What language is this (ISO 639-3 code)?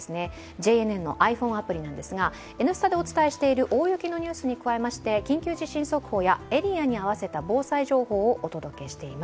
jpn